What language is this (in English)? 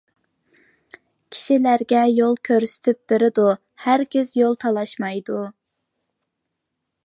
Uyghur